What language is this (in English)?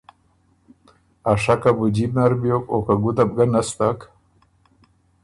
Ormuri